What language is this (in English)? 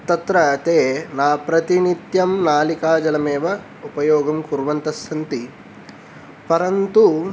Sanskrit